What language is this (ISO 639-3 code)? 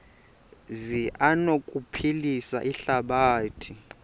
xho